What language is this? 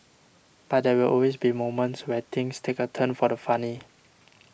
English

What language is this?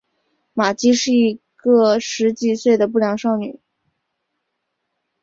Chinese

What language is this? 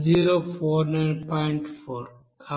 Telugu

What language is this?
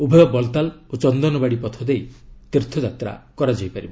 Odia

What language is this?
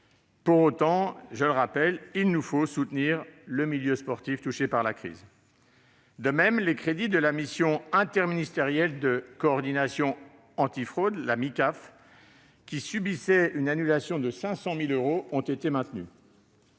French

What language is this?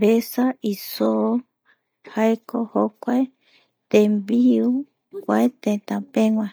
Eastern Bolivian Guaraní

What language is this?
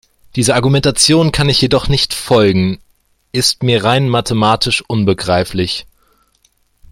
German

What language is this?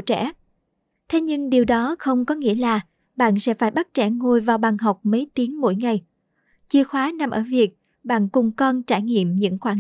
Vietnamese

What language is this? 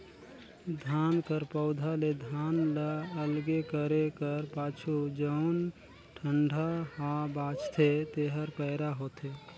Chhattisgarhi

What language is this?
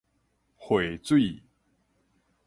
Min Nan Chinese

